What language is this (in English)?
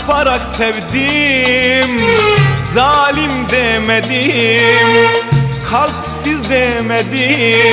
Turkish